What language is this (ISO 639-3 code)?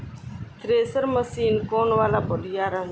bho